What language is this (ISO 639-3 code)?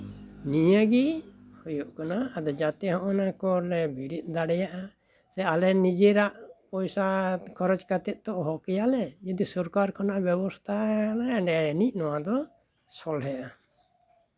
sat